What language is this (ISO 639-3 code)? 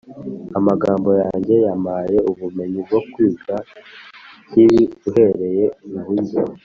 kin